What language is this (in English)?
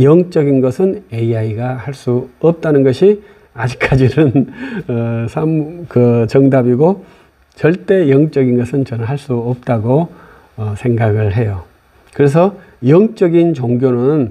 Korean